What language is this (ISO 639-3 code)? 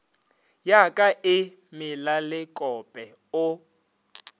nso